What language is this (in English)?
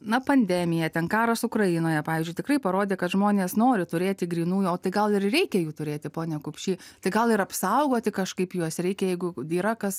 Lithuanian